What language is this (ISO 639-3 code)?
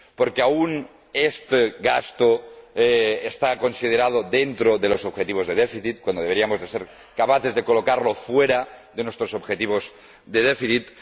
spa